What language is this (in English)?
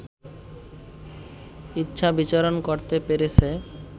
Bangla